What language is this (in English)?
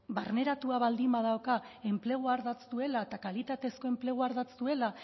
Basque